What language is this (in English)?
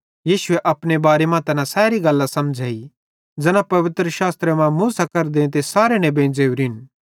Bhadrawahi